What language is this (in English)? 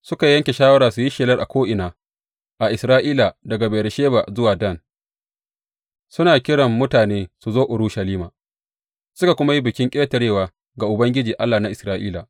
Hausa